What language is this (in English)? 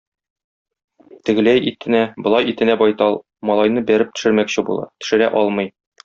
Tatar